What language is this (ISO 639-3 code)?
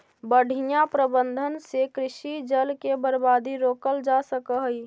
mag